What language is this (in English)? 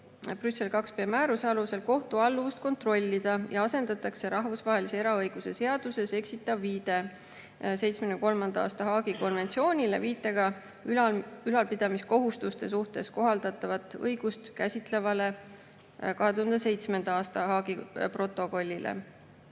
Estonian